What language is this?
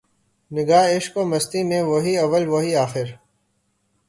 Urdu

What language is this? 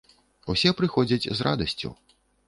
Belarusian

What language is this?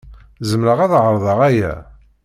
Kabyle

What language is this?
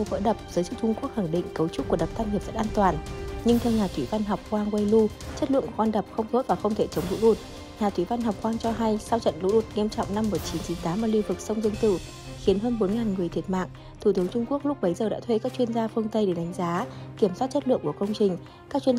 Vietnamese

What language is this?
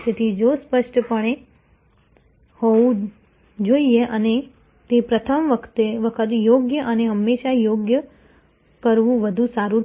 Gujarati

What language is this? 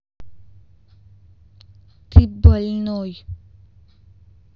Russian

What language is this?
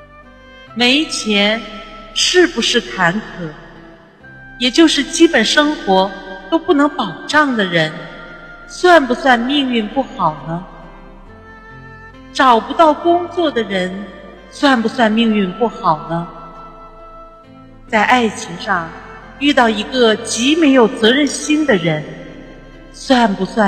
Chinese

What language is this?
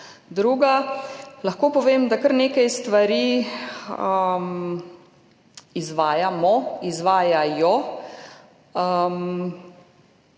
Slovenian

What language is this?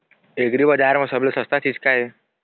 Chhattisgarhi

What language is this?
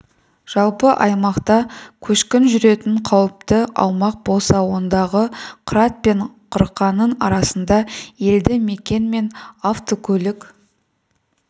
Kazakh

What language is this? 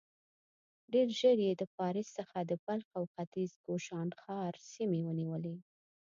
Pashto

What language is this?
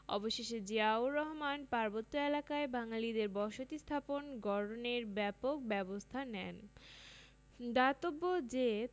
Bangla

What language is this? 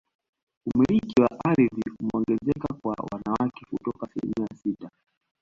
Swahili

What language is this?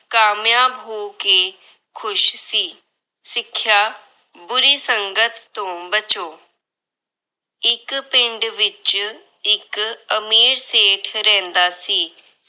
Punjabi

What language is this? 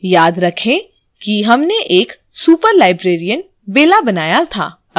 Hindi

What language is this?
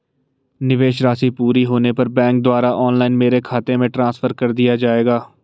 Hindi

